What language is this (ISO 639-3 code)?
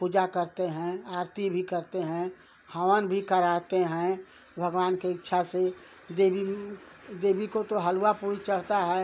hin